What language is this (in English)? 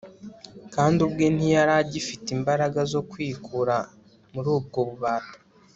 Kinyarwanda